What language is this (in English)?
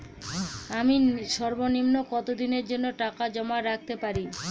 Bangla